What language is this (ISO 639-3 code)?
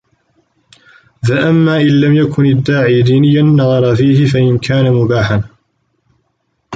ara